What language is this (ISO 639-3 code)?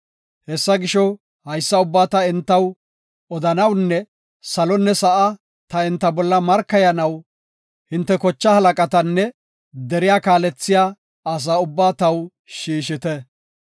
gof